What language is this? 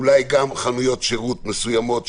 Hebrew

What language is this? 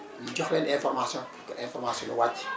Wolof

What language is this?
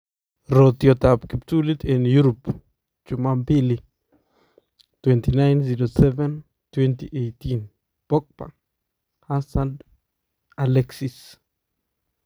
Kalenjin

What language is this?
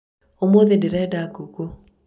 Kikuyu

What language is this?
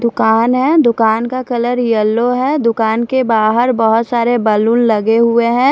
Hindi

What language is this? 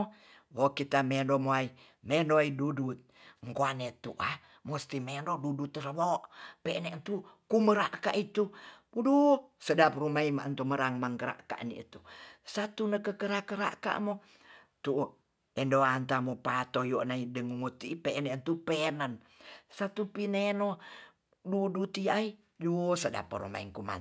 Tonsea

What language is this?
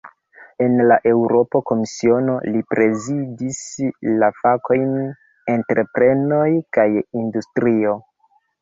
Esperanto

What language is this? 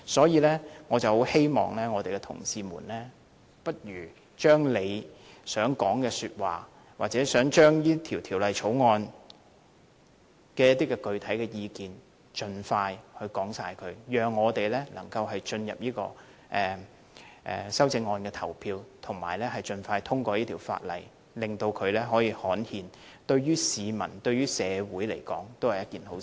Cantonese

